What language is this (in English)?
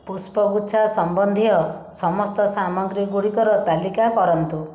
Odia